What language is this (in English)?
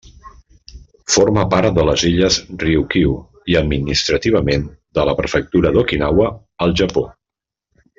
Catalan